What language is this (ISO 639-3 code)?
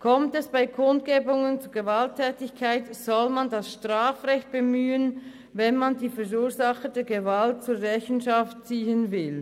gsw